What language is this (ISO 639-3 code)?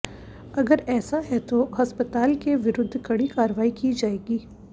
hin